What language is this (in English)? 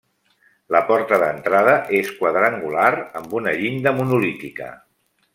Catalan